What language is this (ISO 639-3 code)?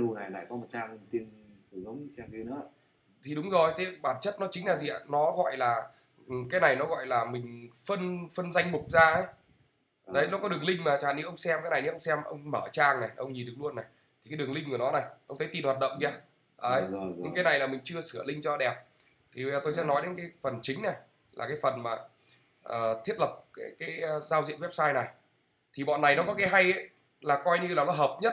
vie